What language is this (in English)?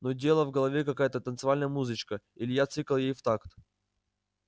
Russian